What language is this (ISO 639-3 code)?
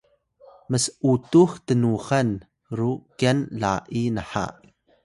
tay